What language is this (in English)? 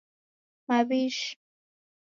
Taita